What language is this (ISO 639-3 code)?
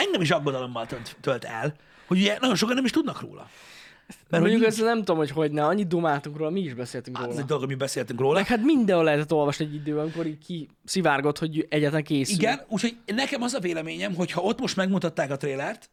hun